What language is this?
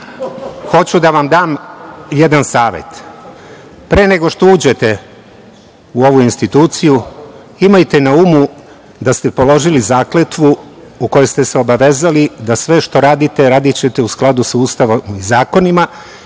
Serbian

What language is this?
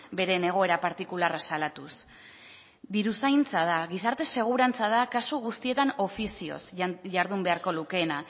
Basque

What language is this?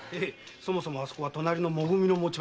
Japanese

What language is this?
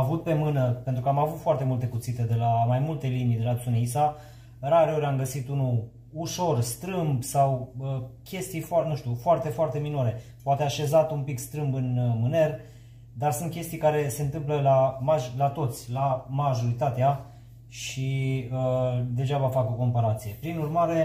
Romanian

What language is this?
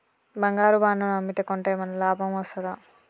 Telugu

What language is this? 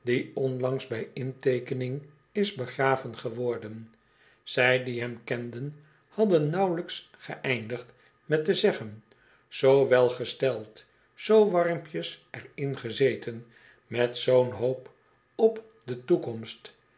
Dutch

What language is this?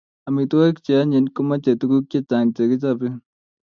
Kalenjin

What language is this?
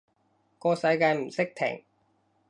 Cantonese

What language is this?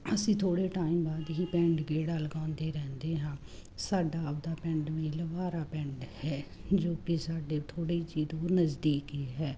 Punjabi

